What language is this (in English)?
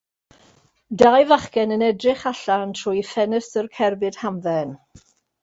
Welsh